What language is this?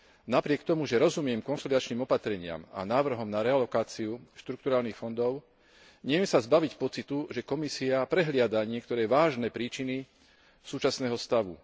Slovak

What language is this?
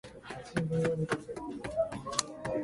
Japanese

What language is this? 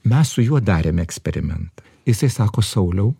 Lithuanian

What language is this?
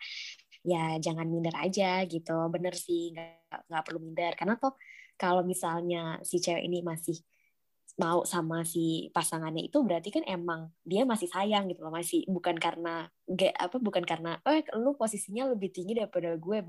Indonesian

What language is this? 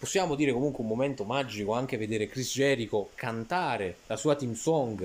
Italian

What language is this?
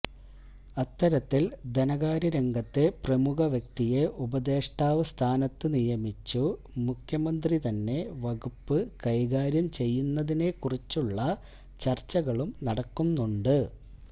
Malayalam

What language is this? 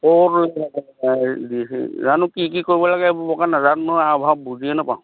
Assamese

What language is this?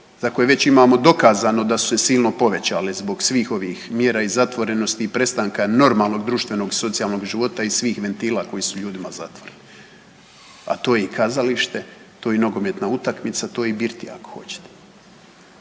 Croatian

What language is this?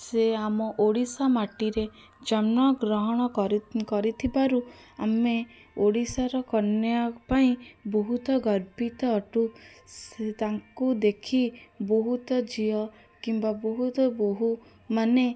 Odia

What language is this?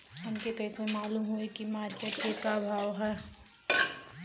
Bhojpuri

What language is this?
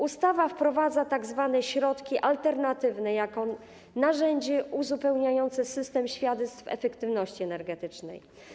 Polish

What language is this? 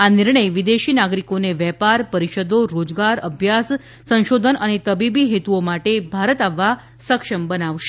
Gujarati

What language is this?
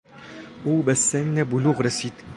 Persian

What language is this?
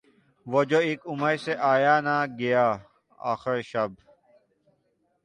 Urdu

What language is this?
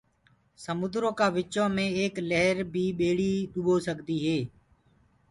Gurgula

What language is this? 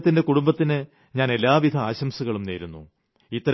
Malayalam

